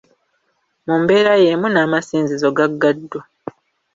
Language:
Ganda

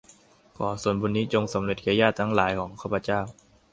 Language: Thai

